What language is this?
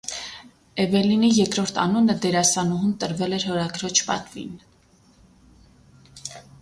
Armenian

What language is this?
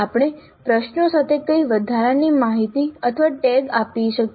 Gujarati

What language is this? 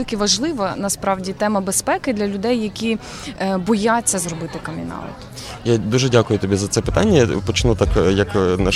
Ukrainian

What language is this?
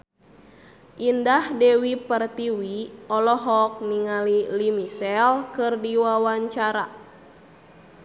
Sundanese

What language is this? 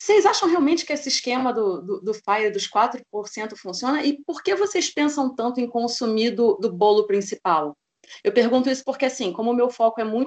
Portuguese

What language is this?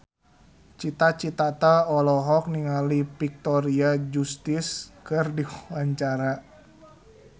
Sundanese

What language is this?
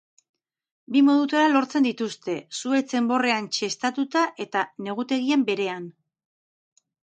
Basque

